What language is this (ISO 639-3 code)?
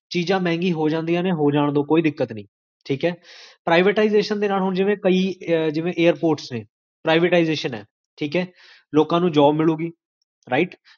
pan